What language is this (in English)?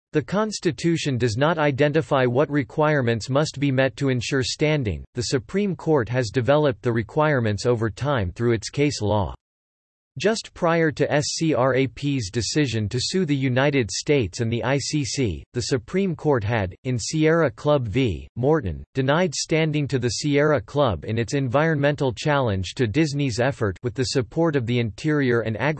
English